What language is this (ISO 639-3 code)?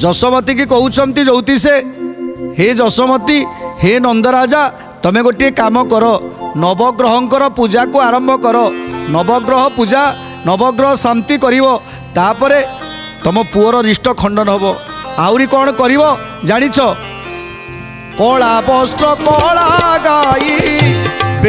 ron